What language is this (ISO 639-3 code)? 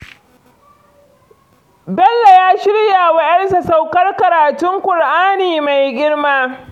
hau